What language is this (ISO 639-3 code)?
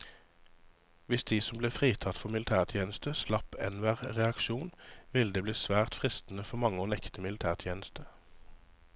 nor